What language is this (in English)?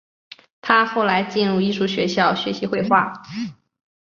Chinese